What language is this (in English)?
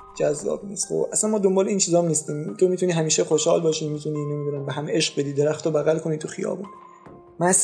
Persian